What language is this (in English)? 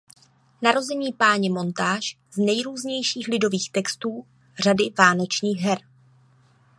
Czech